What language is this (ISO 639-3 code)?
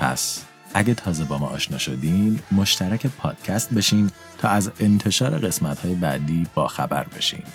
fas